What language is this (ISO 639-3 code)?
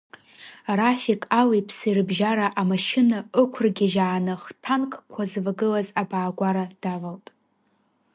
abk